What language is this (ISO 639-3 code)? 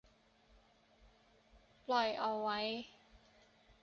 tha